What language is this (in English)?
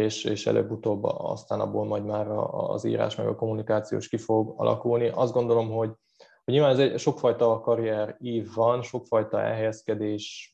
Hungarian